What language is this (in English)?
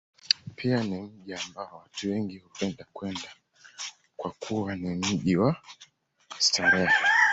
Swahili